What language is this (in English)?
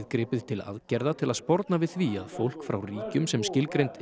Icelandic